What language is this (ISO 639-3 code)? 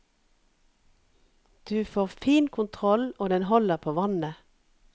nor